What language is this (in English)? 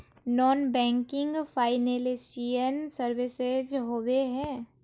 Magahi